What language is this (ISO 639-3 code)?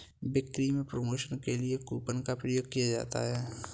hin